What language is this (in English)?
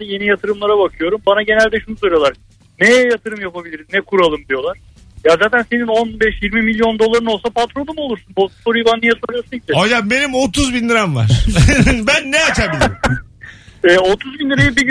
Turkish